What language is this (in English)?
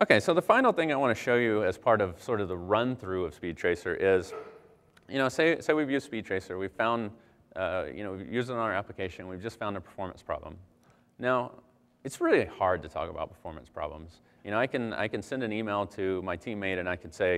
English